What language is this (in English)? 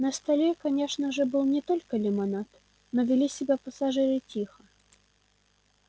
Russian